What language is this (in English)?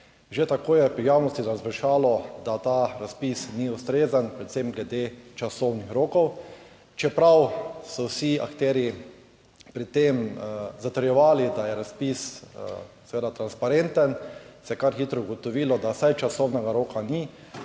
Slovenian